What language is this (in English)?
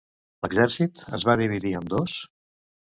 Catalan